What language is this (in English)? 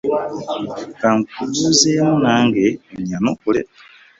Ganda